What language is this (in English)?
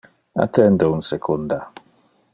Interlingua